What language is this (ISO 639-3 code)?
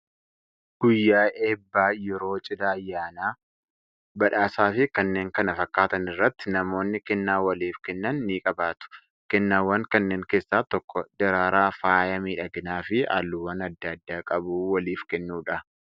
orm